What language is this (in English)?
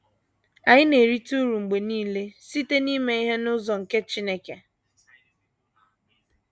Igbo